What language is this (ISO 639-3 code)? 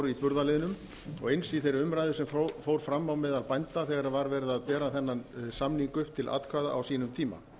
isl